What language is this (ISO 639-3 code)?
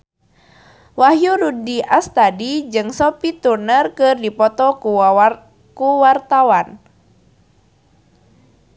sun